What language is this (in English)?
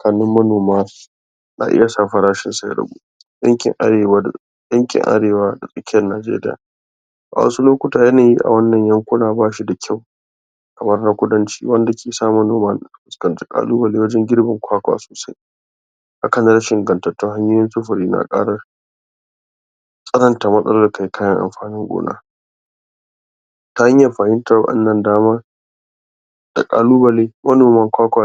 Hausa